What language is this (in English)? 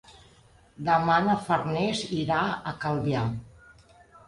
Catalan